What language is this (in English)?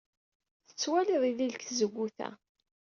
Kabyle